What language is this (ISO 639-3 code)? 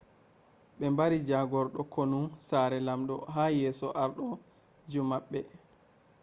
ful